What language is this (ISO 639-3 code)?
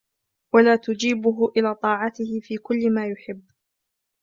ara